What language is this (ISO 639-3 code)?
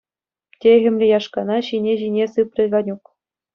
chv